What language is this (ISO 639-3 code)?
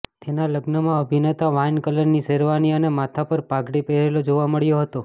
guj